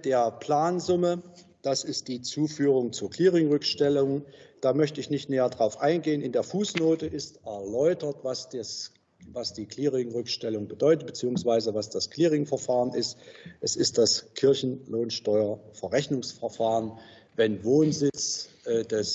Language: German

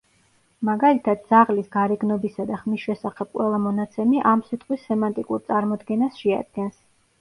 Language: Georgian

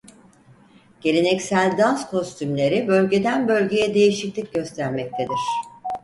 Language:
Turkish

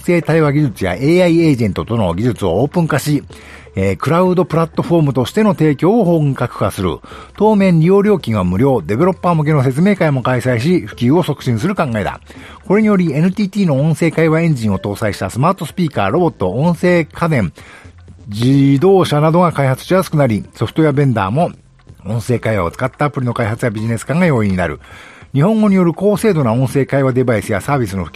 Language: Japanese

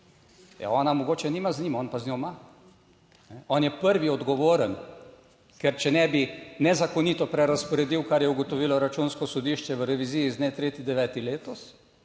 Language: Slovenian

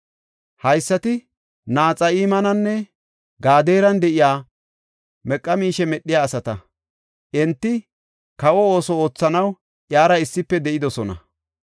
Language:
Gofa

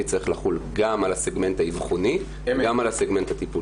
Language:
Hebrew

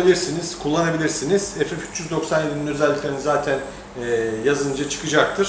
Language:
Turkish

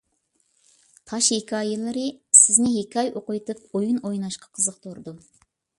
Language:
Uyghur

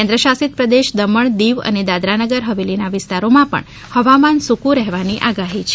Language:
Gujarati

